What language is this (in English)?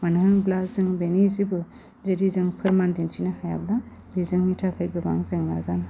Bodo